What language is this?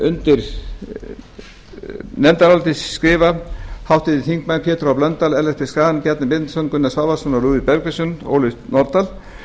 Icelandic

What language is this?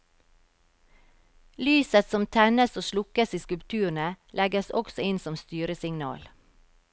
Norwegian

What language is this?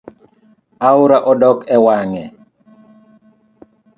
Luo (Kenya and Tanzania)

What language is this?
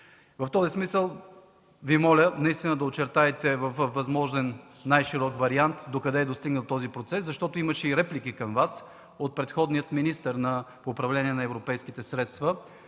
Bulgarian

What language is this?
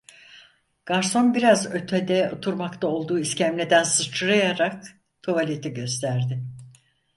Turkish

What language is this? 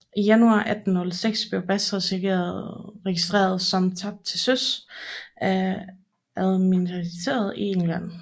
Danish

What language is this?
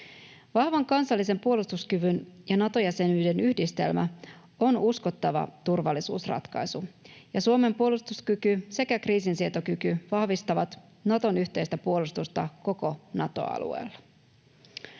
Finnish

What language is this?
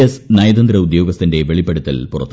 Malayalam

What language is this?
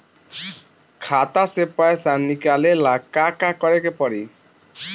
Bhojpuri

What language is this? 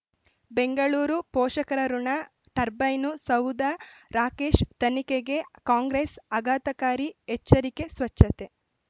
Kannada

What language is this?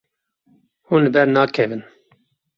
Kurdish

